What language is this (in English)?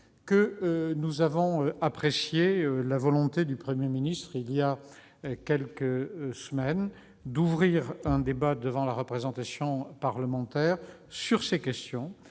French